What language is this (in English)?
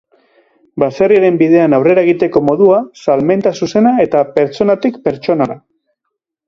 Basque